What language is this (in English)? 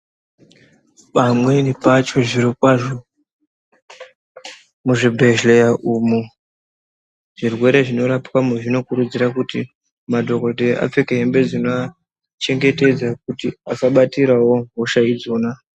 Ndau